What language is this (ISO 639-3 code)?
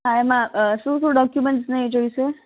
guj